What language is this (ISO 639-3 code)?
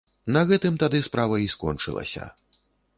bel